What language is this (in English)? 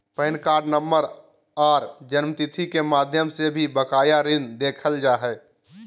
Magahi